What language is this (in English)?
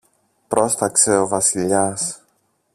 Greek